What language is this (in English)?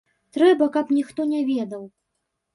Belarusian